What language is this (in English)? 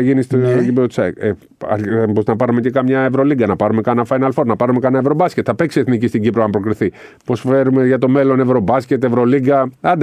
Greek